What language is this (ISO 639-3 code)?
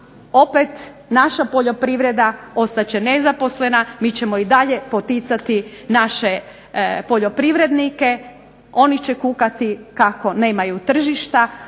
hrv